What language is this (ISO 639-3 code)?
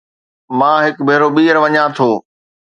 snd